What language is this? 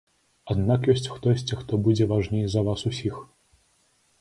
Belarusian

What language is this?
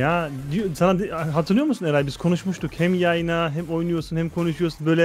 Turkish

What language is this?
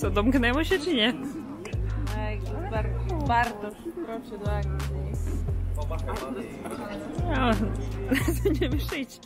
Polish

